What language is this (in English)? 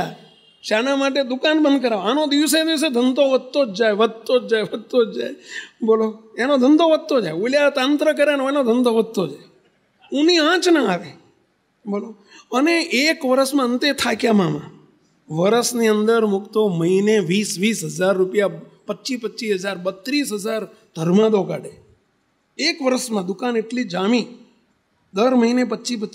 Gujarati